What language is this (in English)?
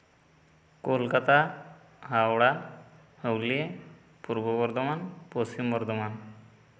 Santali